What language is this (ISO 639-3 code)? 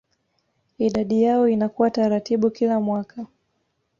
swa